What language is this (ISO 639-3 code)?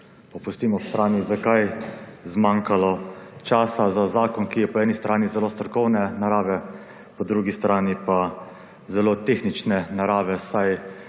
slv